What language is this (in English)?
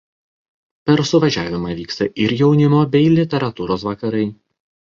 Lithuanian